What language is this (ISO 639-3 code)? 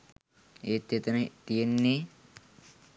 sin